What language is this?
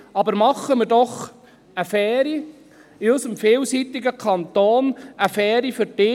Swiss German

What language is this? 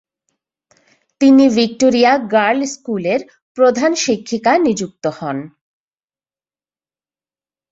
Bangla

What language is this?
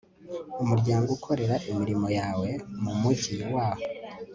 Kinyarwanda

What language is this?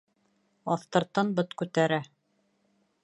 Bashkir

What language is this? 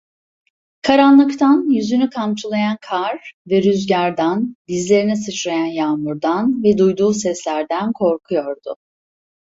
Turkish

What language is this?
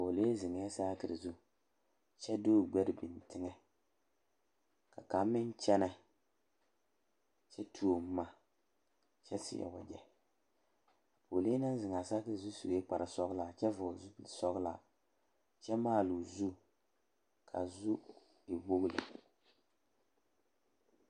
Southern Dagaare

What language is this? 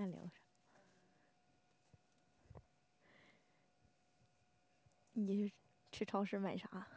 Chinese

